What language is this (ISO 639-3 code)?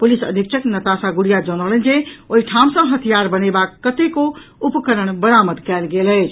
mai